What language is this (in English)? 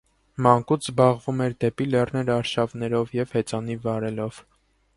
Armenian